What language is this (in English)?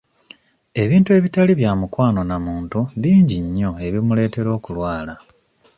Ganda